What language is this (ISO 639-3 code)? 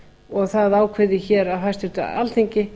isl